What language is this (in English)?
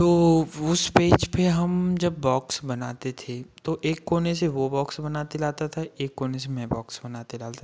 Hindi